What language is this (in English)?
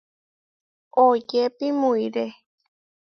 Huarijio